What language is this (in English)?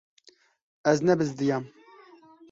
Kurdish